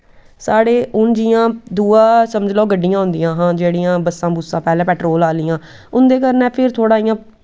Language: Dogri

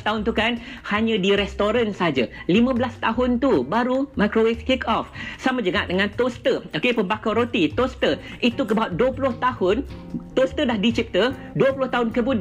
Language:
Malay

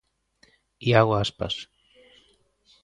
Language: Galician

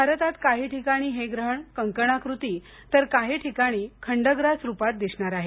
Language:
Marathi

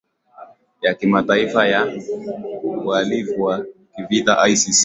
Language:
Swahili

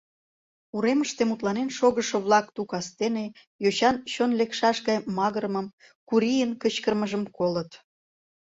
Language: Mari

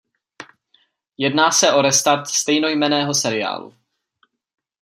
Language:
Czech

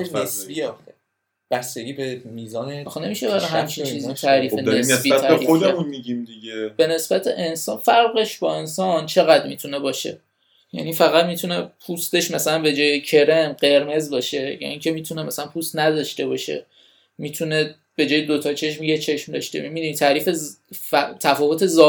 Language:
Persian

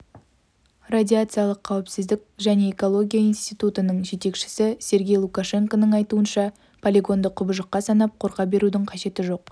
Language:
Kazakh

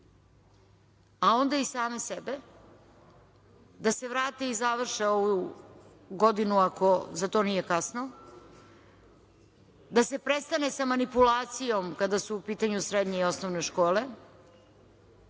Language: Serbian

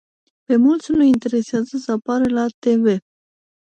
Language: Romanian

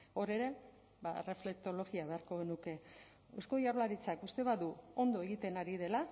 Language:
Basque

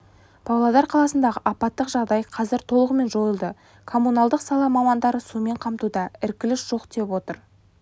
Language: Kazakh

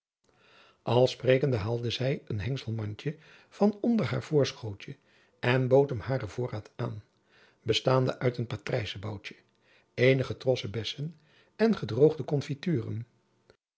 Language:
Dutch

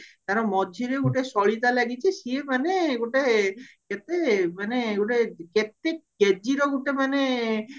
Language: Odia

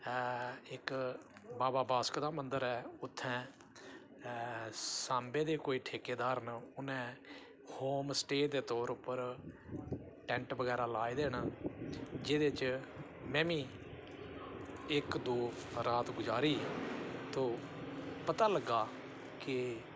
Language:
Dogri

